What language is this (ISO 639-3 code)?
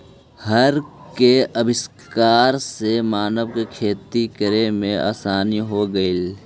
mag